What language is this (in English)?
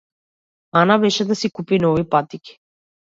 Macedonian